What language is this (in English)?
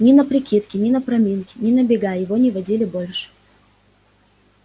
Russian